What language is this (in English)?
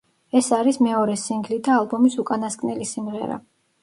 Georgian